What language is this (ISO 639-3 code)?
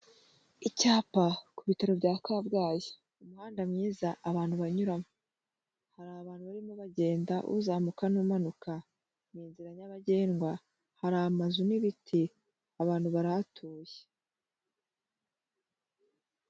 kin